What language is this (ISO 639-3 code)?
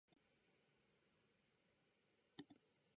jpn